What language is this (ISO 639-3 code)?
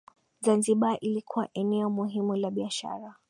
swa